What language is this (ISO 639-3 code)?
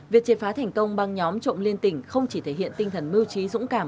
vie